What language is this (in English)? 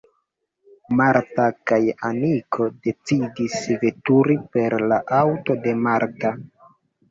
Esperanto